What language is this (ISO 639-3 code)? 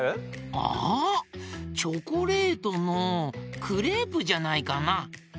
jpn